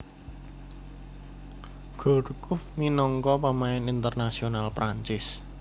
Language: Javanese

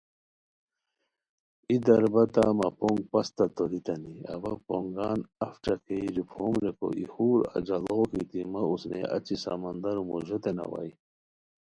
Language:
Khowar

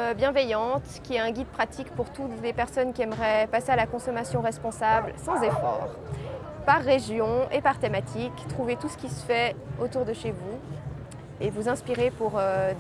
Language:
French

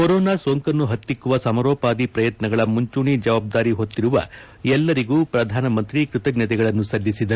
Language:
Kannada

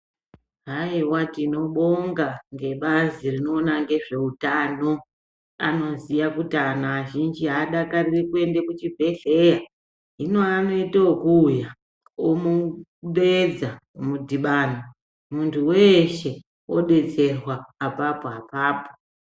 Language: Ndau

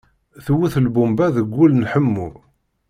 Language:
Kabyle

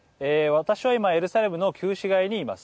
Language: Japanese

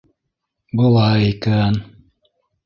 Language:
Bashkir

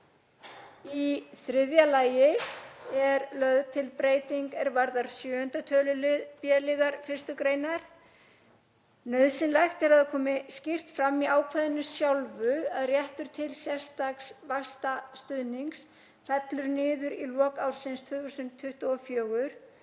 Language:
Icelandic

